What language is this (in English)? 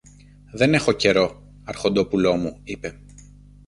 Greek